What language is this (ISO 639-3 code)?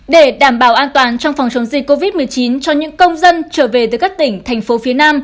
vie